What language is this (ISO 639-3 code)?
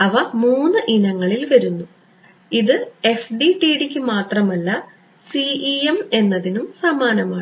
mal